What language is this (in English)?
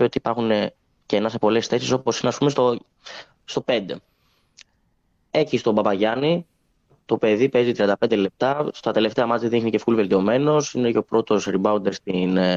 Greek